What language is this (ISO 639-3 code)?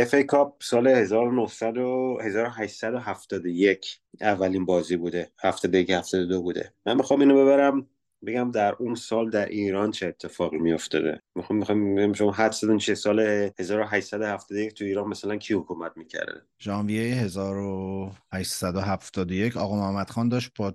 fas